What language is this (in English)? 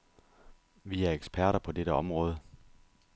Danish